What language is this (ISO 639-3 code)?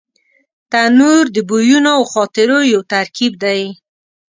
pus